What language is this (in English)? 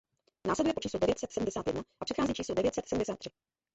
Czech